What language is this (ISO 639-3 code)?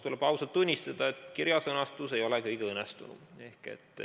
est